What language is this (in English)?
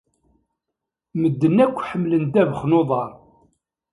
Kabyle